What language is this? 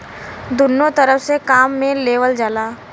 Bhojpuri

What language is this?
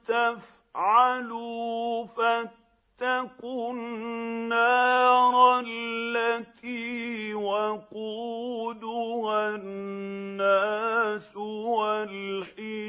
Arabic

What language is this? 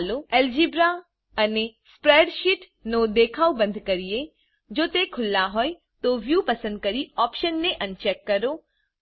Gujarati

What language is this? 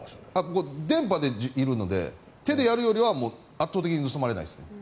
Japanese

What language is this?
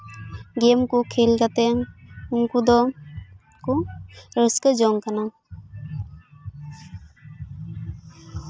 Santali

